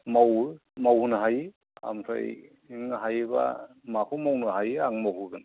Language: Bodo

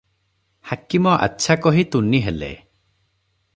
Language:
Odia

